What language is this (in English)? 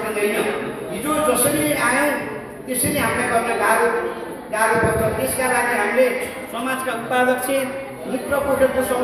Indonesian